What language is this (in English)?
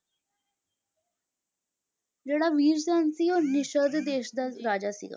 Punjabi